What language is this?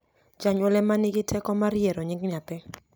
Luo (Kenya and Tanzania)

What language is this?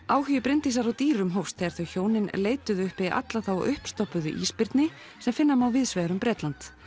Icelandic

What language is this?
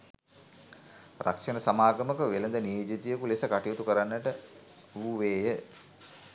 Sinhala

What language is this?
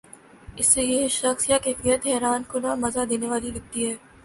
Urdu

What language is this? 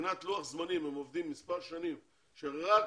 Hebrew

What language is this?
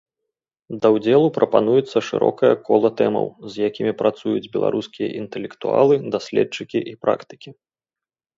Belarusian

